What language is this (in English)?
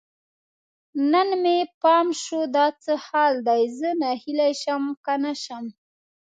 Pashto